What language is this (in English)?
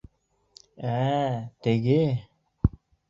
Bashkir